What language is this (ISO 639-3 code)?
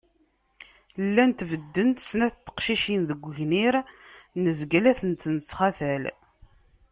kab